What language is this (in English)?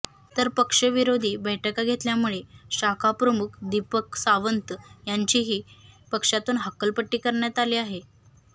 Marathi